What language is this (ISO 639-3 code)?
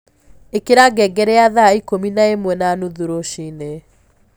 kik